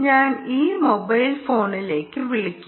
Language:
Malayalam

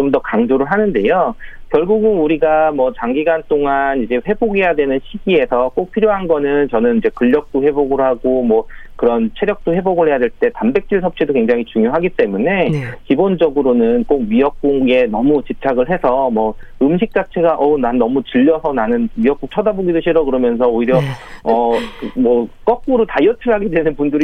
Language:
Korean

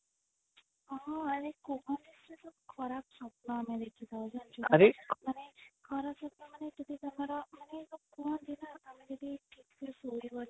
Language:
Odia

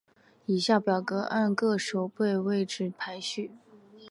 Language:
Chinese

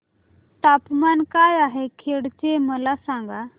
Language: Marathi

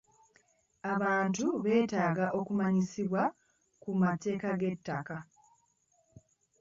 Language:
Ganda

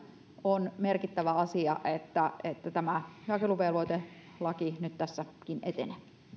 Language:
Finnish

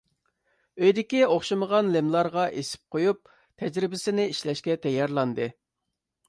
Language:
Uyghur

